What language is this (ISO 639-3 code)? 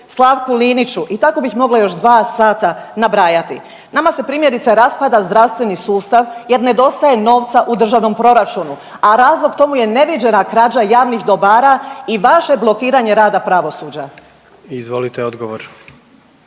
hrv